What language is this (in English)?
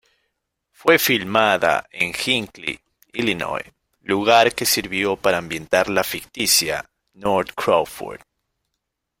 Spanish